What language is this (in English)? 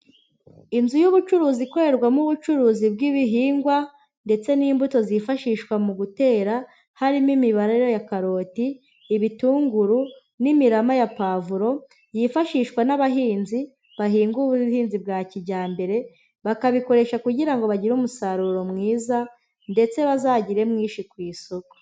Kinyarwanda